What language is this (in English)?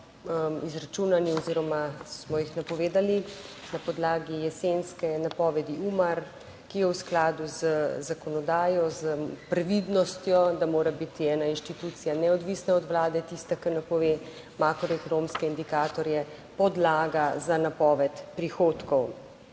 Slovenian